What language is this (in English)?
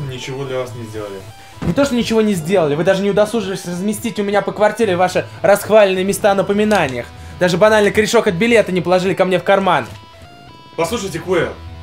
Russian